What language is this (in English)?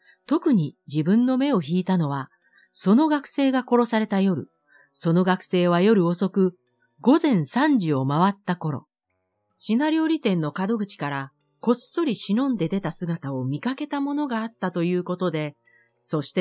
Japanese